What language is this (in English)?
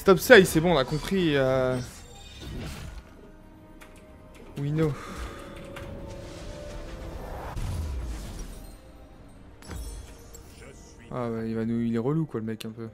French